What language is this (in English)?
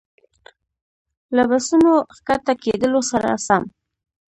Pashto